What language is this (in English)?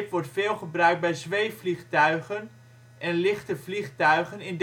Dutch